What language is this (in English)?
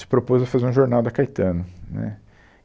Portuguese